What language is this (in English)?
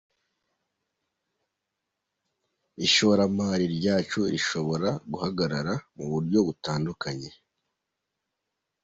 Kinyarwanda